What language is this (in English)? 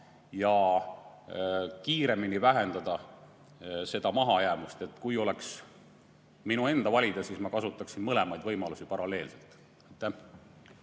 Estonian